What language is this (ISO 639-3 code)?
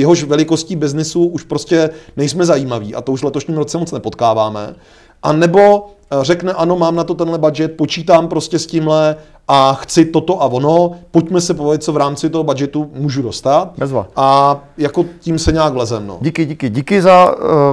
ces